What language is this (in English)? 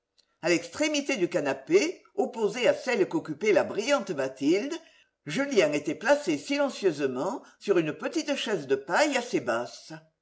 French